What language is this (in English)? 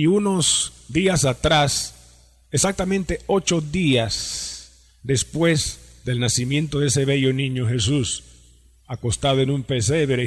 Spanish